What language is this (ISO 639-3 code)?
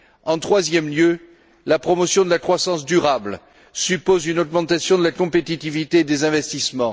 fra